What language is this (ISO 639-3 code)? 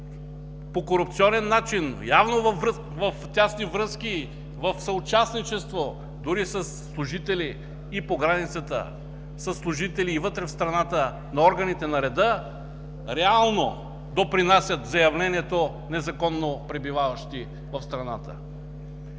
bul